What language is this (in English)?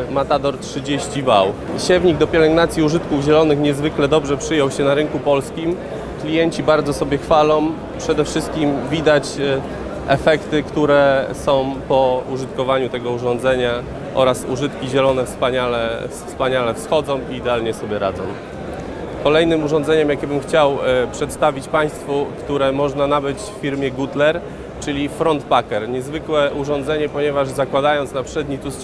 Polish